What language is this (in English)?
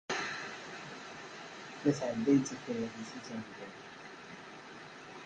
Kabyle